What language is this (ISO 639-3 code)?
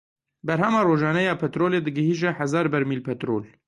kur